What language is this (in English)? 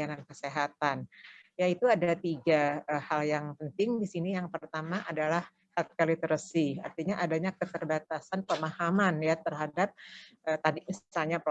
Indonesian